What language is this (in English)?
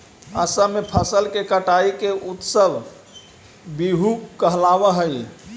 Magahi